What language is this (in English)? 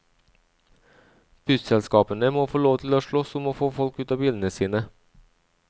Norwegian